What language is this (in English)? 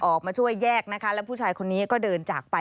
Thai